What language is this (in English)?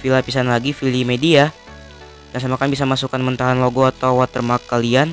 Indonesian